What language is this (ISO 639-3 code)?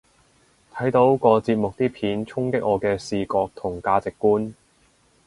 yue